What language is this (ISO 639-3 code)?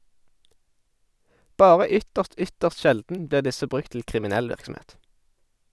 nor